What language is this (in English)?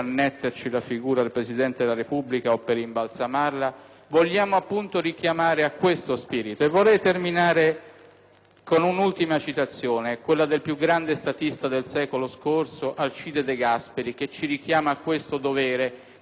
Italian